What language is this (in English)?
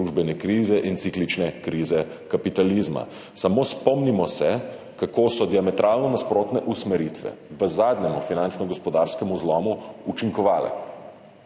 Slovenian